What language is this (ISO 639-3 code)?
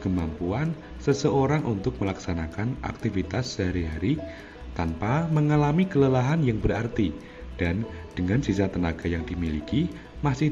ind